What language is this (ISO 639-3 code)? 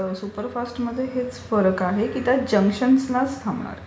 mar